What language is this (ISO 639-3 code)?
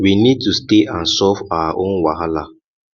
pcm